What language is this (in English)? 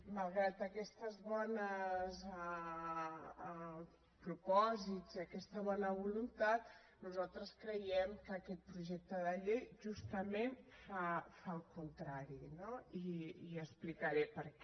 Catalan